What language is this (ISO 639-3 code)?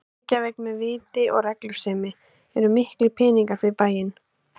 isl